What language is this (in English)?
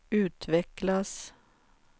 Swedish